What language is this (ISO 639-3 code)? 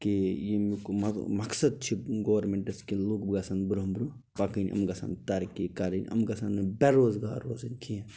kas